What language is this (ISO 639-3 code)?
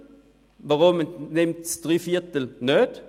gsw